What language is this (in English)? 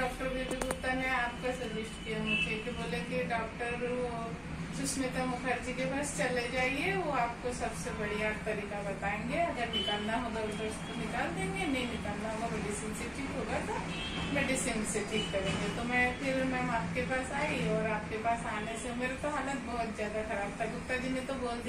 Hindi